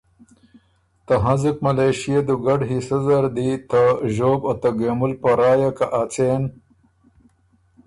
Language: Ormuri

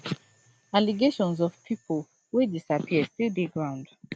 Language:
Nigerian Pidgin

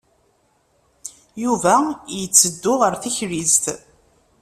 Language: Kabyle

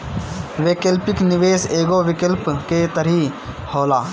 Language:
Bhojpuri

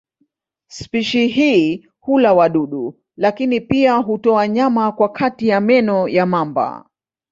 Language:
Swahili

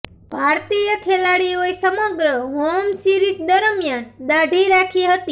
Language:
Gujarati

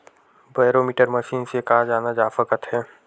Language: Chhattisgarhi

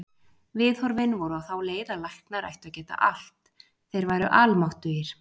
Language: Icelandic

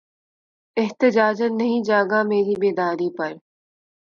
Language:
Urdu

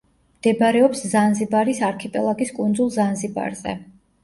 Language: Georgian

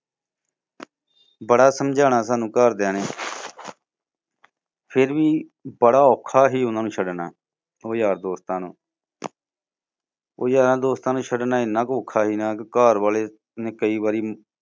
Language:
Punjabi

